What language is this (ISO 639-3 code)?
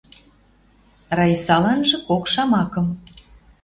mrj